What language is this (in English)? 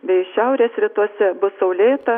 Lithuanian